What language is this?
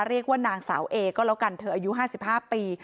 Thai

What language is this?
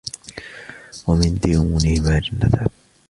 Arabic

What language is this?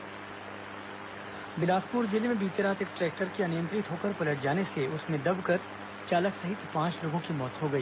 Hindi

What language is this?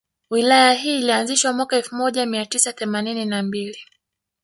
Swahili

